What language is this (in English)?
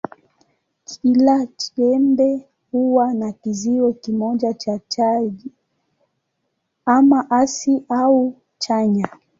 Swahili